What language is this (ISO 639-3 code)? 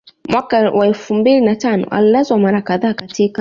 swa